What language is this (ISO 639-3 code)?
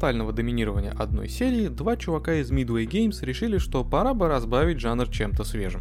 rus